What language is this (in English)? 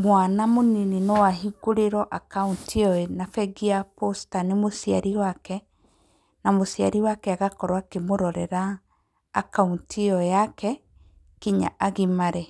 Kikuyu